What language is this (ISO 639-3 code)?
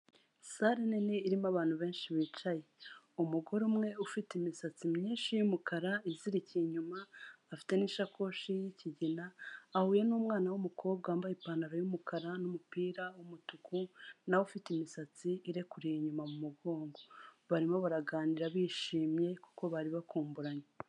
kin